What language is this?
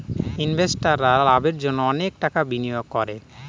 Bangla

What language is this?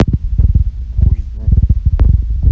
Russian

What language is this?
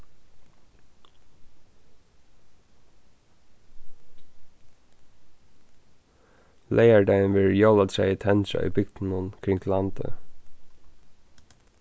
Faroese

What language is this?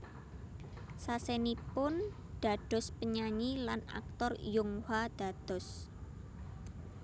Javanese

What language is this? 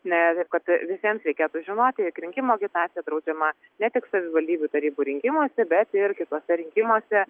Lithuanian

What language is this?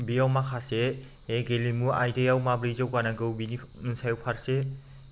Bodo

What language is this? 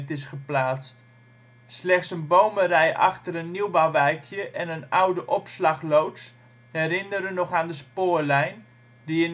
Dutch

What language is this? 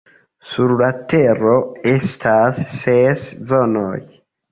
Esperanto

